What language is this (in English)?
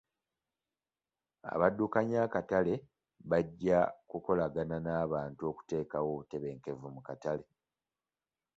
Ganda